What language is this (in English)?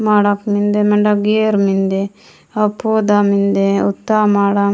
Gondi